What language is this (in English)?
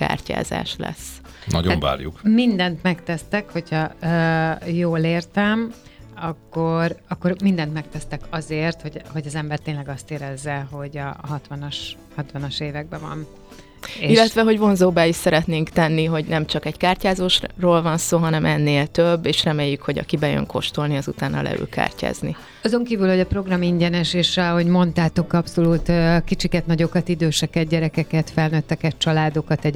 Hungarian